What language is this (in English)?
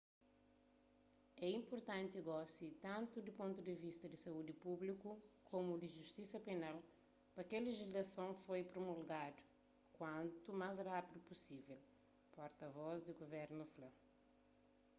Kabuverdianu